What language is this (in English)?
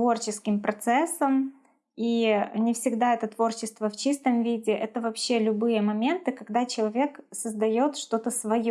Russian